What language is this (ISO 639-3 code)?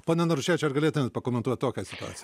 lit